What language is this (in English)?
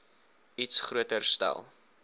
Afrikaans